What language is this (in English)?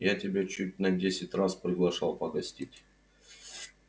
Russian